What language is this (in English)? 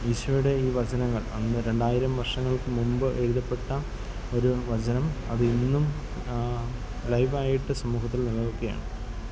Malayalam